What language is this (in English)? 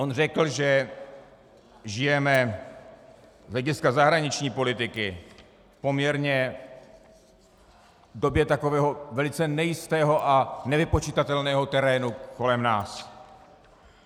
Czech